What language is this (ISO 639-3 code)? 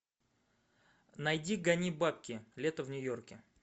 rus